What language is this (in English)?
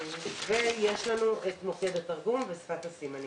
Hebrew